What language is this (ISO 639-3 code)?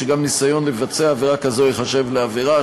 heb